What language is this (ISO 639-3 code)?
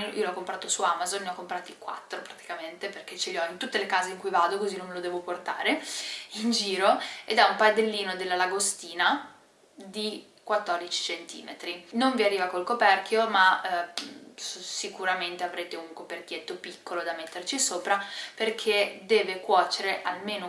ita